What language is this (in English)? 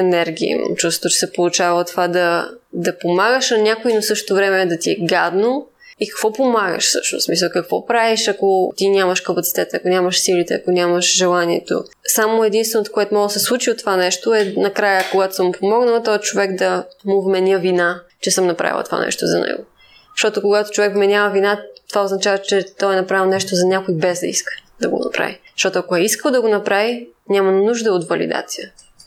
Bulgarian